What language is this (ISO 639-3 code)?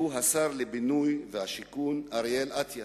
heb